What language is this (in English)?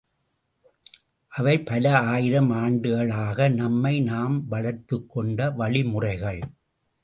Tamil